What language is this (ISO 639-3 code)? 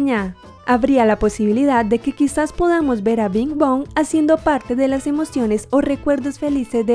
spa